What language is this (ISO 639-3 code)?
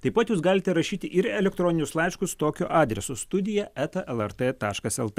lit